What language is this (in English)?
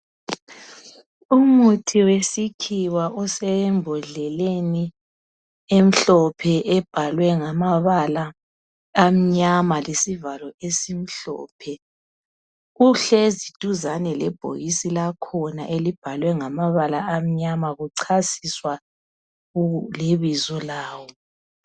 North Ndebele